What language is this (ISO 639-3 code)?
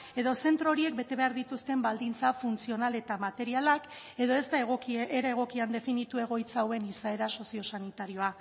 eus